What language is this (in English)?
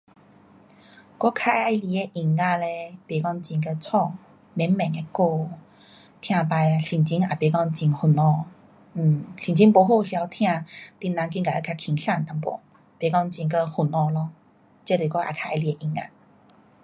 Pu-Xian Chinese